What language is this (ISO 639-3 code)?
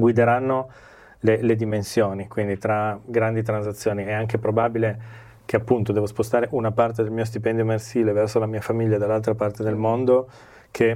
ita